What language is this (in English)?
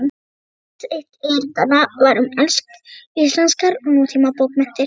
Icelandic